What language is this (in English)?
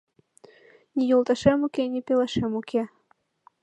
Mari